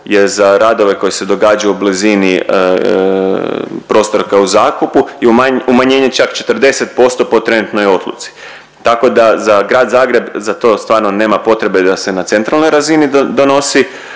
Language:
Croatian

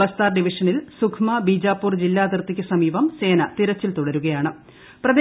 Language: Malayalam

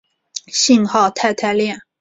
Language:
Chinese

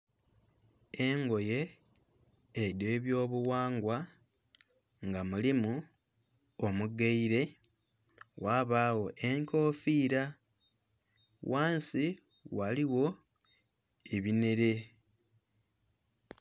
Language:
Soga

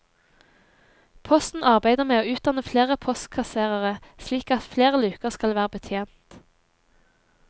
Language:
Norwegian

